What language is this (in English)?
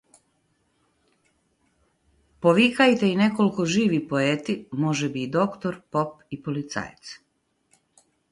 Macedonian